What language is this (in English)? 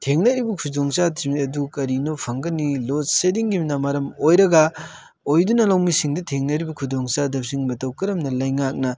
Manipuri